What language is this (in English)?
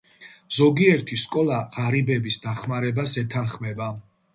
Georgian